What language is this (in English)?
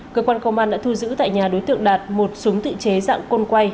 Vietnamese